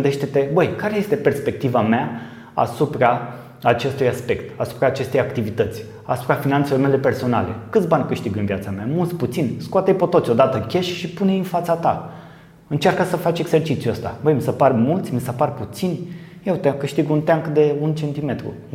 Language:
Romanian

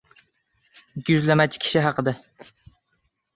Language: Uzbek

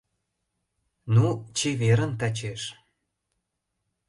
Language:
Mari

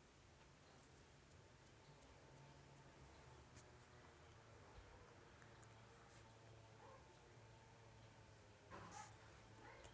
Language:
Kannada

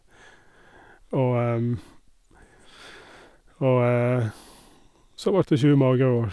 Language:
Norwegian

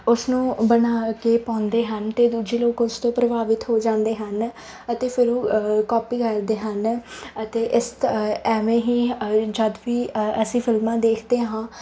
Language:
Punjabi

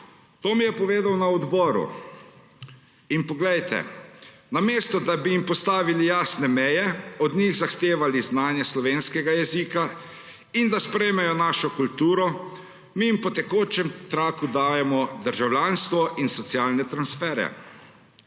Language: Slovenian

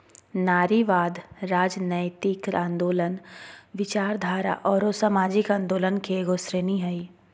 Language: Magahi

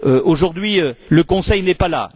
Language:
French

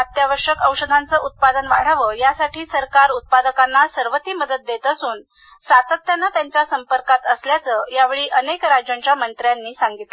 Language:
Marathi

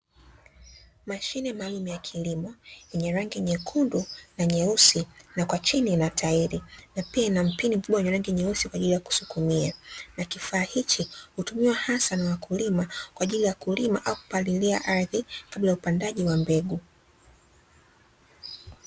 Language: Swahili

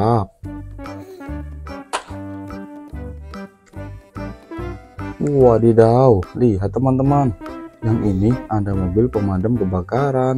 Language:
Indonesian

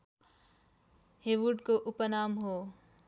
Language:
Nepali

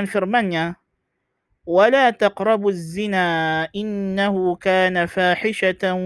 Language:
Malay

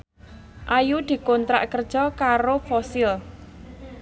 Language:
Javanese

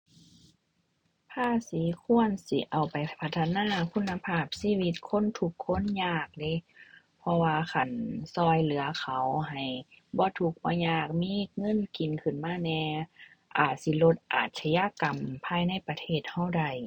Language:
Thai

